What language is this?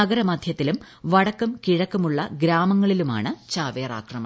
Malayalam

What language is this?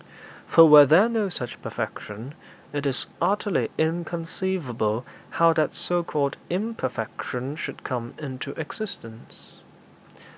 English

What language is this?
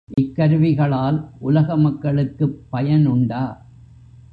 Tamil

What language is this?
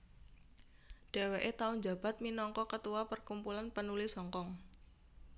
Javanese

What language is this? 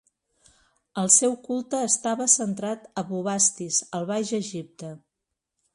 Catalan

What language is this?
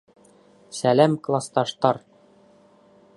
Bashkir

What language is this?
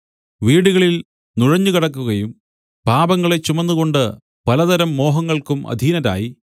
Malayalam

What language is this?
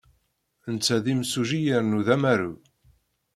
Kabyle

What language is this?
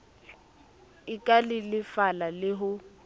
Southern Sotho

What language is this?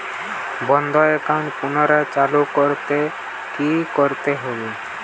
Bangla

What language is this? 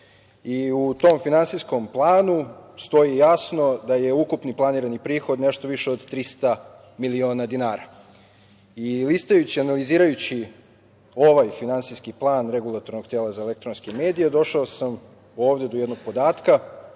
Serbian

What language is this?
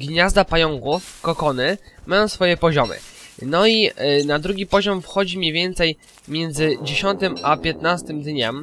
Polish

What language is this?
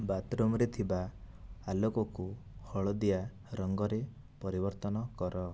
Odia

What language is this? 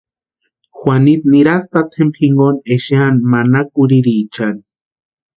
Western Highland Purepecha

